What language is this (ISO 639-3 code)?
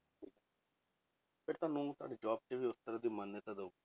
pan